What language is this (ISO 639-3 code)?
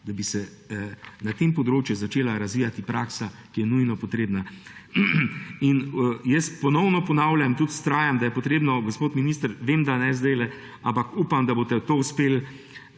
slv